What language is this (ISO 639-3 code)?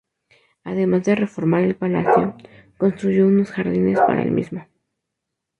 spa